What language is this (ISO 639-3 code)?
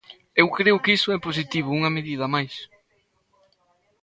glg